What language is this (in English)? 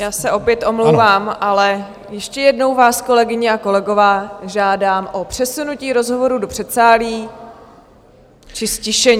Czech